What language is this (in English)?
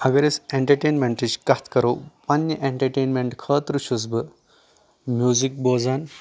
Kashmiri